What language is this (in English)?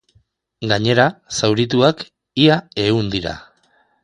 Basque